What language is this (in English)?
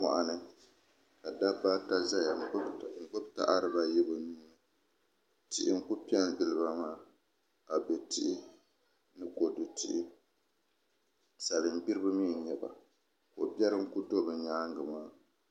Dagbani